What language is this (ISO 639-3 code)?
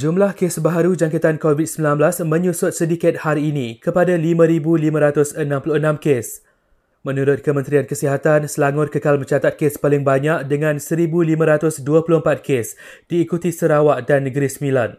msa